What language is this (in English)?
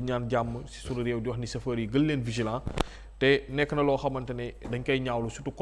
Indonesian